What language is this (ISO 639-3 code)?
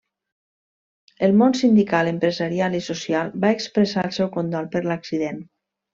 cat